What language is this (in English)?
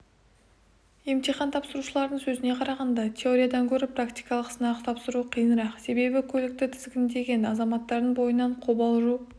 Kazakh